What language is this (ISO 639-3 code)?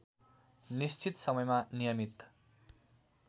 nep